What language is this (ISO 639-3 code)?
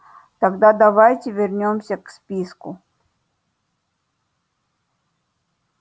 rus